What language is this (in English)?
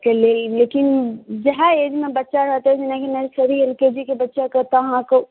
Maithili